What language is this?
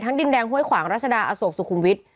Thai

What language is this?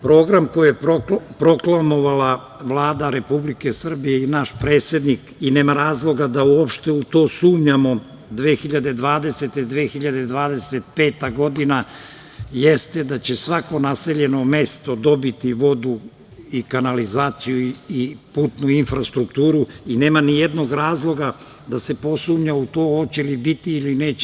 Serbian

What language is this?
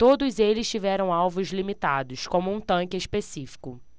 Portuguese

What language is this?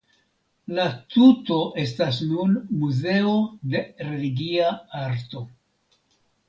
Esperanto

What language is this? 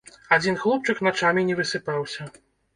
Belarusian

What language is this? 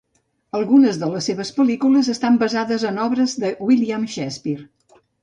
Catalan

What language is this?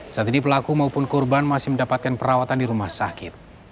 Indonesian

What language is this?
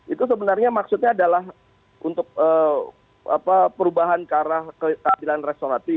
Indonesian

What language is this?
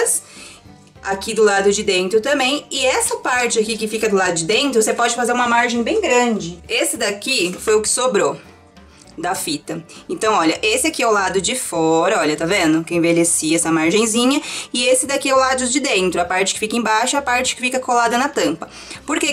Portuguese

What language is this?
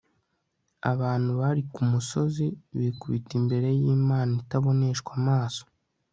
Kinyarwanda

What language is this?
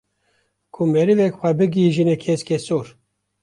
Kurdish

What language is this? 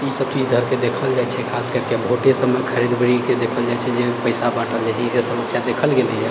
Maithili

